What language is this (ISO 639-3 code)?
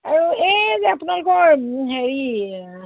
asm